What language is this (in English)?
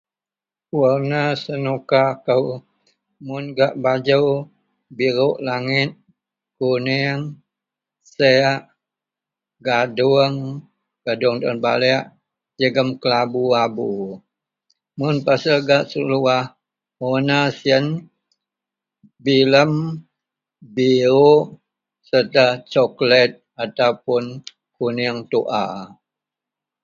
Central Melanau